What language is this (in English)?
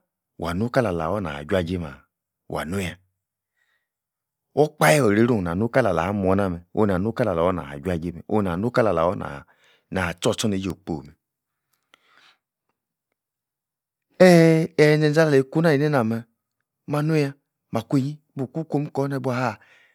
Yace